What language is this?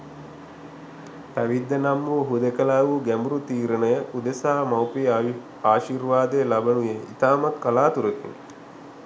Sinhala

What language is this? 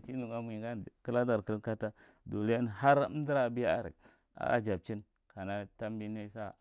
Marghi Central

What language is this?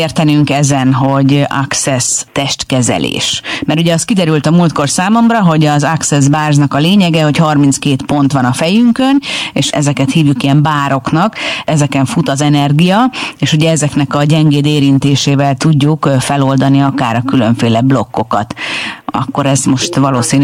Hungarian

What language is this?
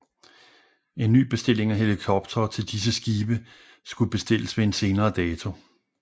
Danish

